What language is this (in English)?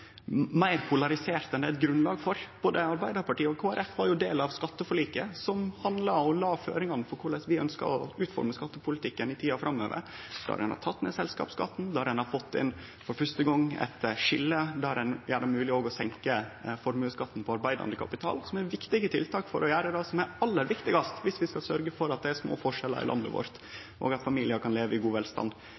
Norwegian Nynorsk